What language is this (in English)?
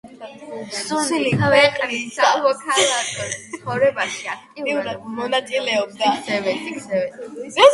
Georgian